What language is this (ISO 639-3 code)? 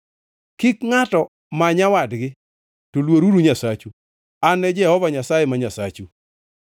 luo